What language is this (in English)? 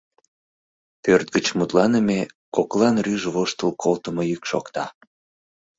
Mari